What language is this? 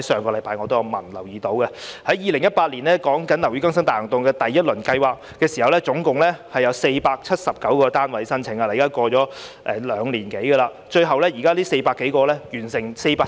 Cantonese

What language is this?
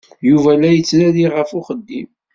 Kabyle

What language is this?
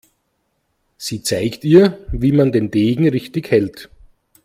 German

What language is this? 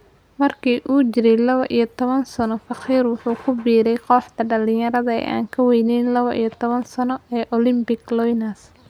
Somali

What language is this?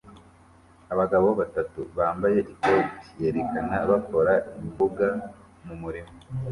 Kinyarwanda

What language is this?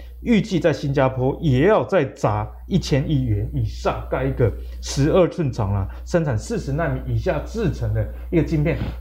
Chinese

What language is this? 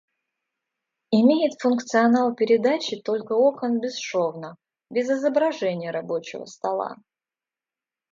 Russian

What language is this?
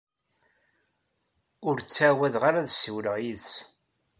Kabyle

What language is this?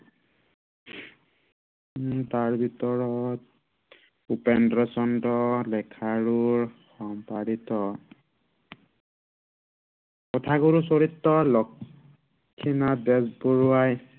Assamese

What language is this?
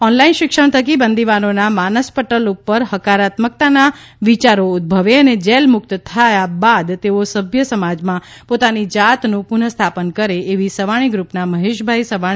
Gujarati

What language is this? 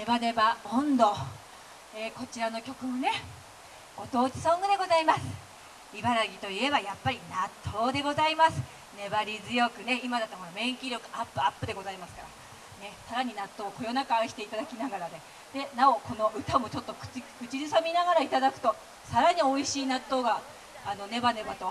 Japanese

